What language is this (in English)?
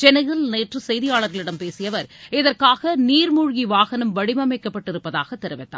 Tamil